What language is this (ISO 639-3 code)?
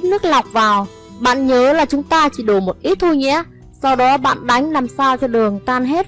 vie